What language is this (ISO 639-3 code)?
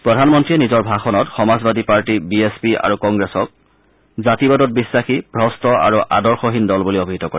asm